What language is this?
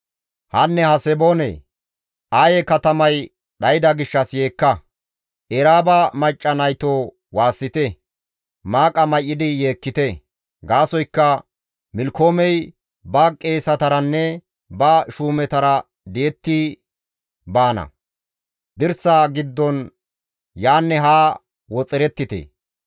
Gamo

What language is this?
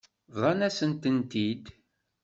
Kabyle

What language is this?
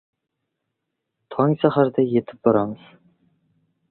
Uzbek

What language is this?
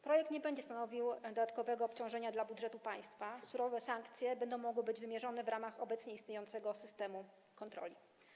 Polish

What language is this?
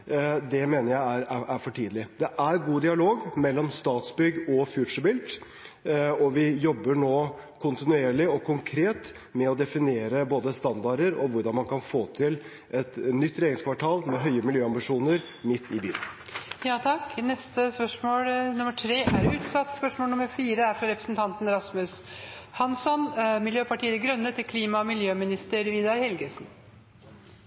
Norwegian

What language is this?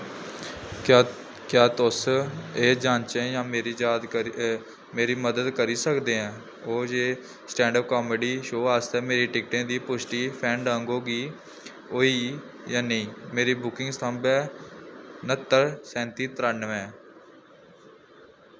Dogri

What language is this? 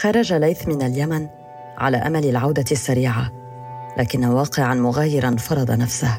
Arabic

